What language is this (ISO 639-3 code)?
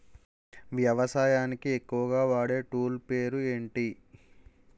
tel